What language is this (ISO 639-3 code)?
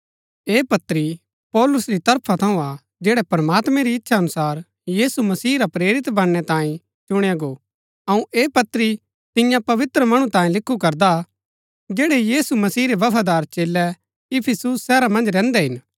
gbk